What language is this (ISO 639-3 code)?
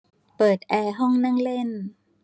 tha